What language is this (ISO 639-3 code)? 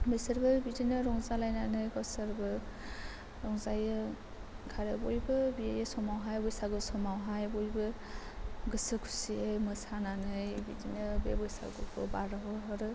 brx